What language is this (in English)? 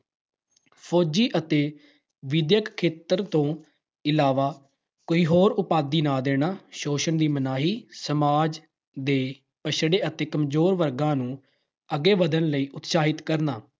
Punjabi